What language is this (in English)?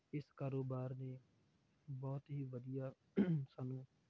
Punjabi